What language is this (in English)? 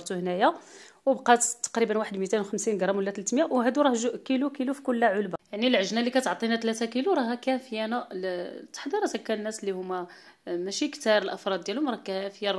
Arabic